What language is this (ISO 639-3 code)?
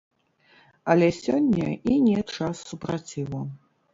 bel